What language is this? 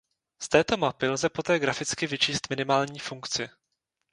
Czech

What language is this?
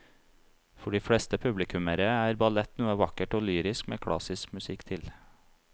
Norwegian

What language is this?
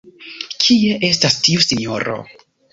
Esperanto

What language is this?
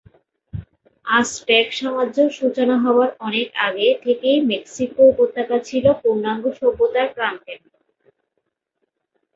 Bangla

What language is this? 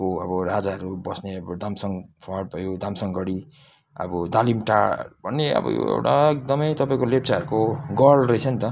Nepali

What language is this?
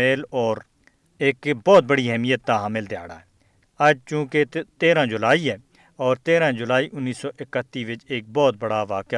Urdu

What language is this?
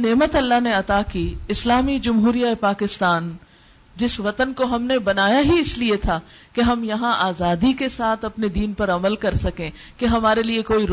Urdu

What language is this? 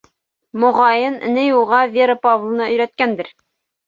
Bashkir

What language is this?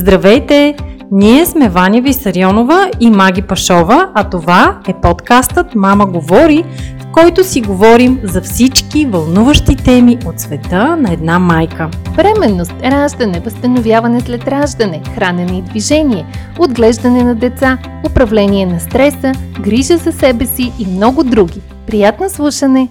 Bulgarian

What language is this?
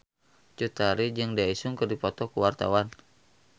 Sundanese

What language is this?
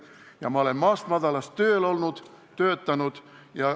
Estonian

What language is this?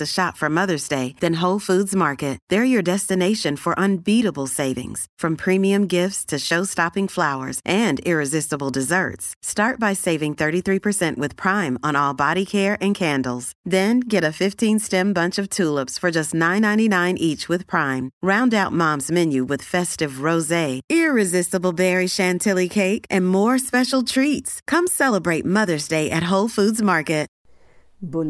Hindi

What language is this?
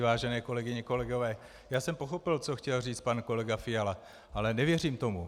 Czech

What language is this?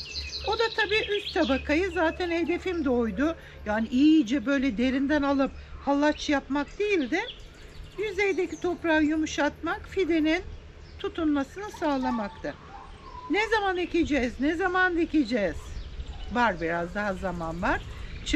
Turkish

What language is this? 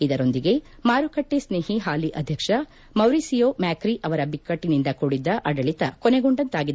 Kannada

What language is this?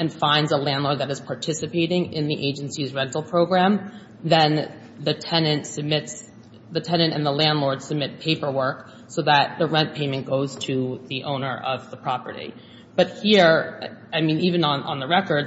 English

